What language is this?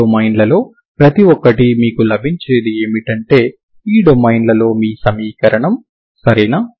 Telugu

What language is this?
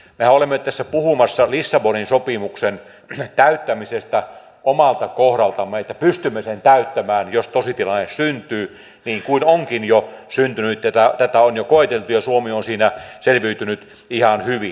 Finnish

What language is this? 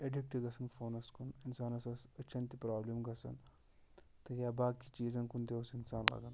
Kashmiri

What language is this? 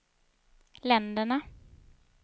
Swedish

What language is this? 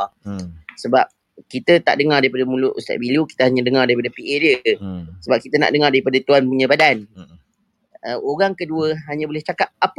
Malay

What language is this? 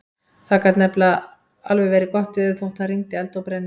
Icelandic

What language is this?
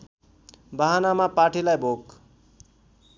Nepali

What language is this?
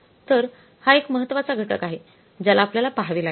Marathi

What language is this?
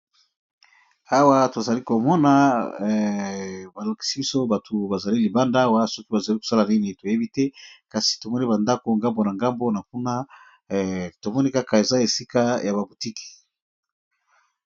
Lingala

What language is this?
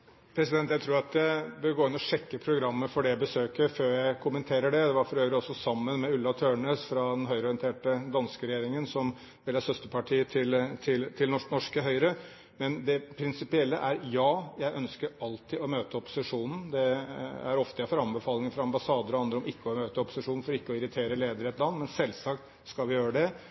Norwegian Bokmål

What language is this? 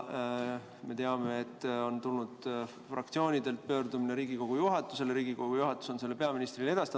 Estonian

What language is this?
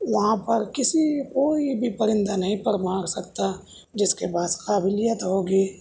Urdu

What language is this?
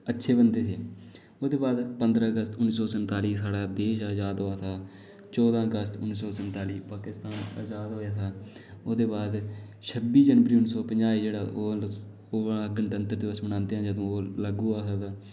Dogri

